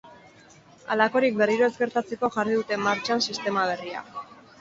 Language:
Basque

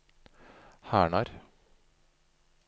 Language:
Norwegian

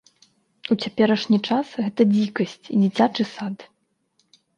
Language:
Belarusian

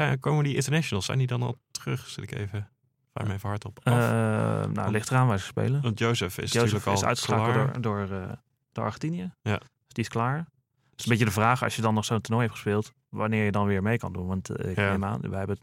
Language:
Dutch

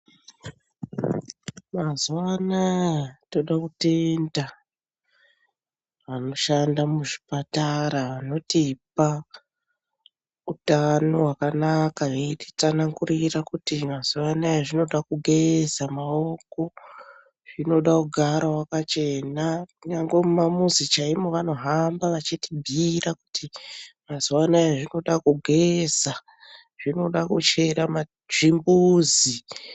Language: Ndau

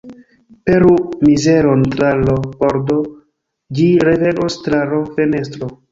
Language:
Esperanto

